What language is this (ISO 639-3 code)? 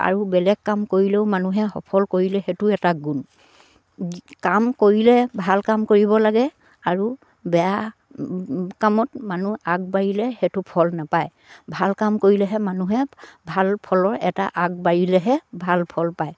asm